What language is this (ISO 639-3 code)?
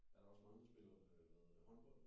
dan